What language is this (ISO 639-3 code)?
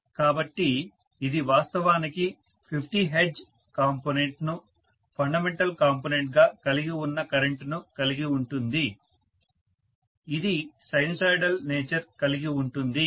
tel